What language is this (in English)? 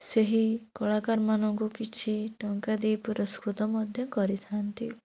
Odia